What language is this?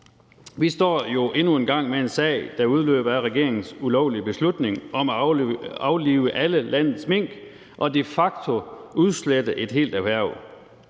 Danish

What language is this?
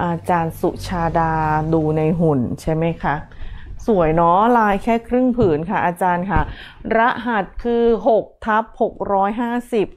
Thai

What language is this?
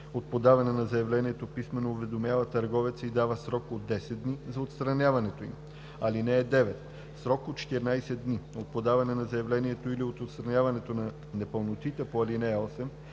Bulgarian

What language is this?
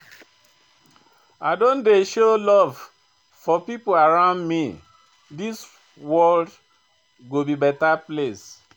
Nigerian Pidgin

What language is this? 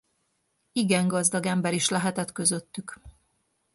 Hungarian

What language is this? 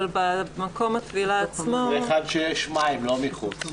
Hebrew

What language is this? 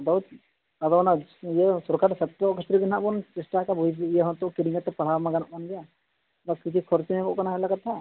Santali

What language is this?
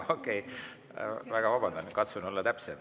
Estonian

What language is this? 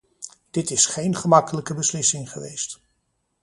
Dutch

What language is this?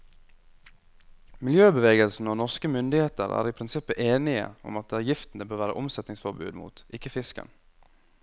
Norwegian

